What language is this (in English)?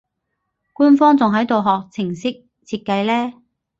Cantonese